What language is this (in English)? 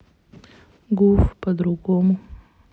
Russian